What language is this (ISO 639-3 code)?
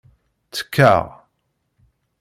kab